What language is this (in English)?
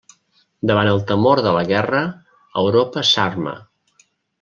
Catalan